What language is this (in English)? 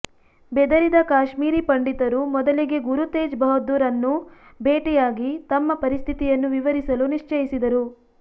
Kannada